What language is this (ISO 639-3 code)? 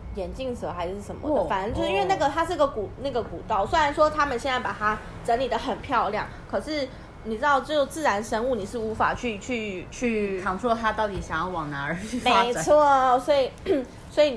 zho